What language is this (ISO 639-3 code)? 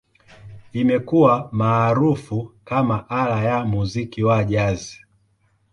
swa